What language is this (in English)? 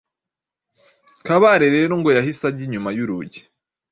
Kinyarwanda